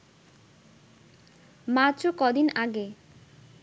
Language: Bangla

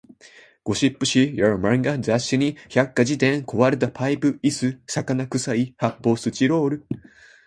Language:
Japanese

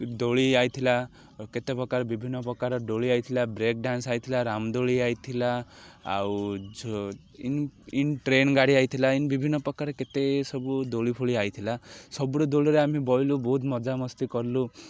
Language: Odia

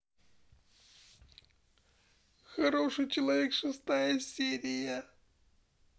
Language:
Russian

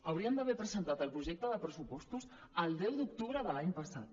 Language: Catalan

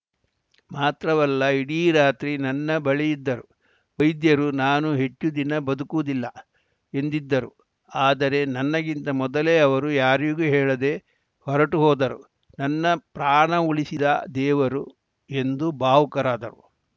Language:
Kannada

